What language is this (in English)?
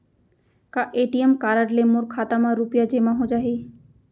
Chhattisgarhi